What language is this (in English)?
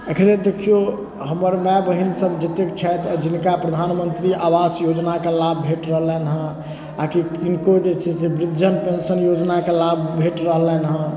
Maithili